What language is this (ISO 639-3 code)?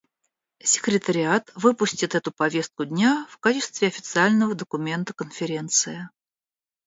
rus